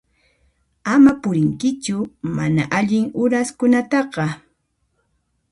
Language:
Puno Quechua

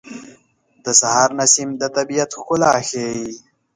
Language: Pashto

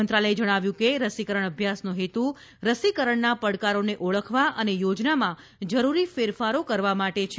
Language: Gujarati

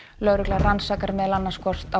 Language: Icelandic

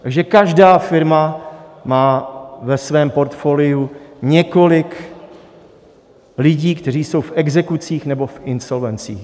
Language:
Czech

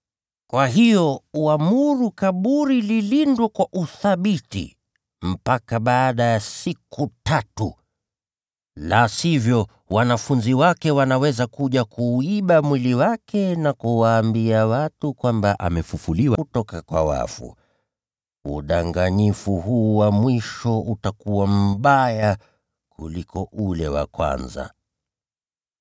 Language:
Swahili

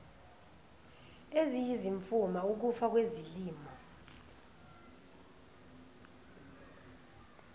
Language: Zulu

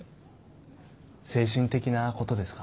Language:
Japanese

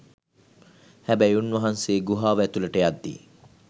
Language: Sinhala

